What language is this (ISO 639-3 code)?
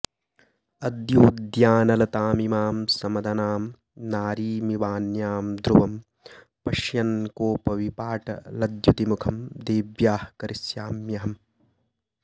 san